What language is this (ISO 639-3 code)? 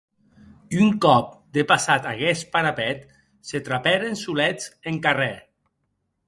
oci